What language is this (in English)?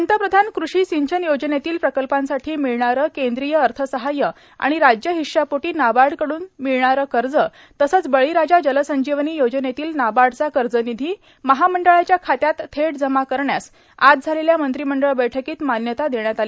Marathi